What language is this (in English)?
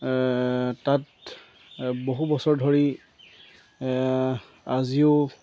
Assamese